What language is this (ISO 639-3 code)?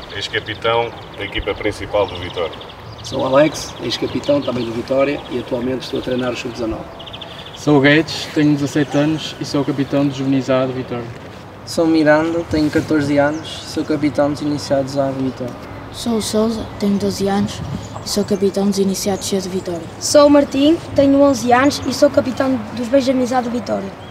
por